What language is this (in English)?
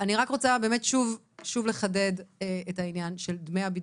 Hebrew